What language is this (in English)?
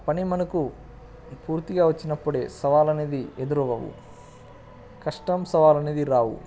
Telugu